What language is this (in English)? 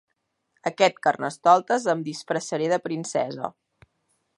Catalan